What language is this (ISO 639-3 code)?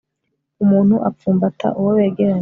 kin